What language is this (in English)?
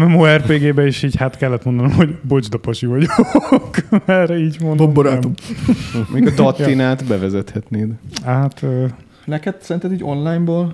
Hungarian